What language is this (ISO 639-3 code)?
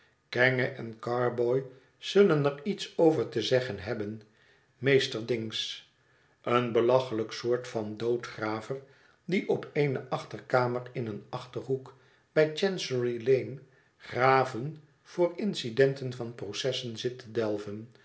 nld